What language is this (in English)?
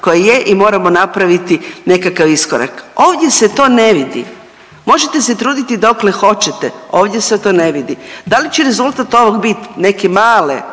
Croatian